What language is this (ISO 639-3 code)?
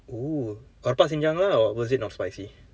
eng